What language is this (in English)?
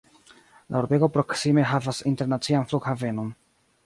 Esperanto